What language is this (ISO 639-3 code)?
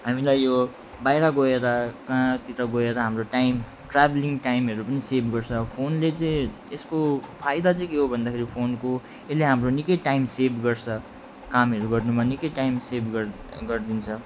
nep